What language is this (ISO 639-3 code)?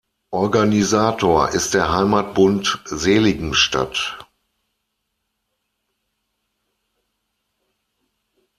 deu